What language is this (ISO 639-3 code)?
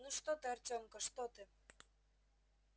rus